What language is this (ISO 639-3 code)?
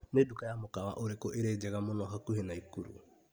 kik